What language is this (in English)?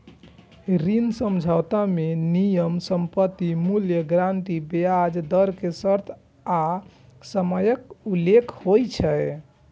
Maithili